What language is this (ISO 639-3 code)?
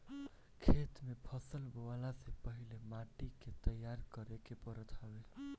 bho